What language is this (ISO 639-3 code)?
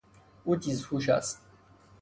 fas